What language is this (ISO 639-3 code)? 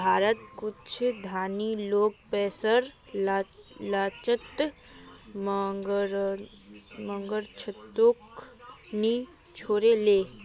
mag